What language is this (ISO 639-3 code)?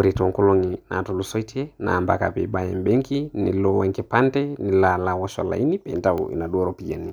mas